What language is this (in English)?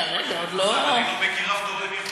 Hebrew